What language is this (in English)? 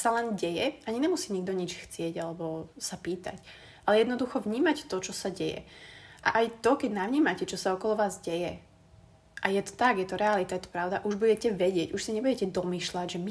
Slovak